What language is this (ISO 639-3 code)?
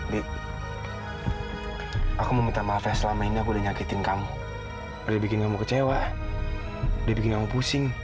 ind